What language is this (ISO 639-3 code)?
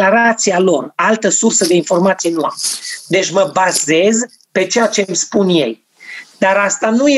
ron